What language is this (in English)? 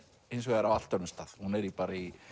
Icelandic